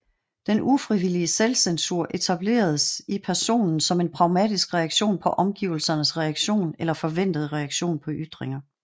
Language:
Danish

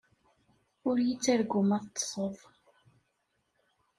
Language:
Kabyle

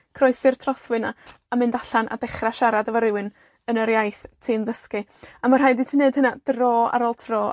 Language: Welsh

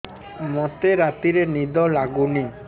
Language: Odia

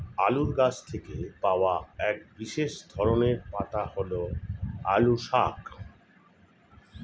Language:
Bangla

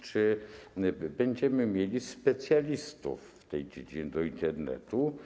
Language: Polish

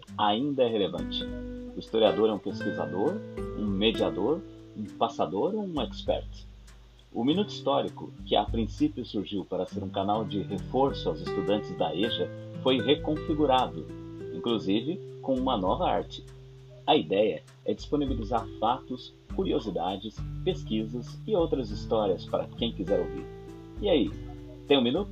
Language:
Portuguese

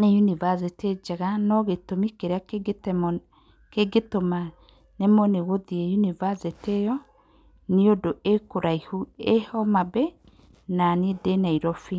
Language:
Kikuyu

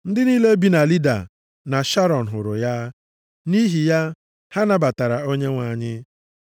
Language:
Igbo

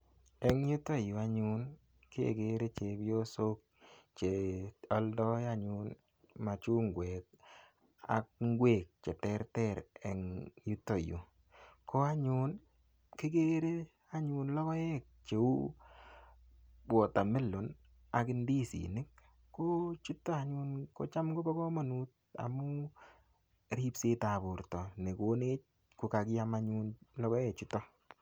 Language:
Kalenjin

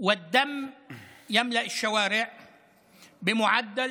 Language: Hebrew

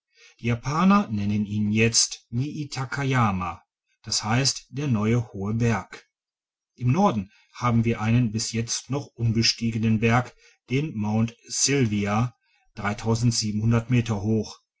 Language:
German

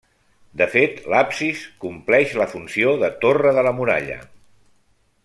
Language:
Catalan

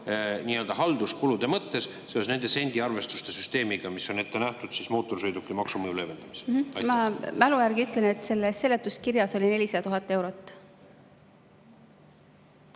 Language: Estonian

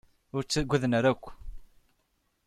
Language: Kabyle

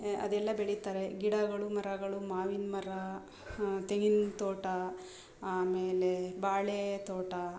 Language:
Kannada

